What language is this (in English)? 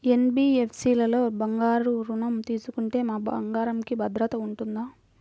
Telugu